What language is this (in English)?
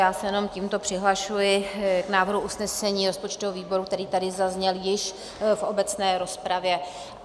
Czech